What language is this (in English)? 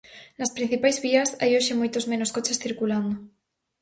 Galician